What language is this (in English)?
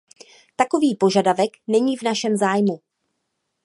Czech